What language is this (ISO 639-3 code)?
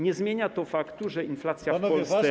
pol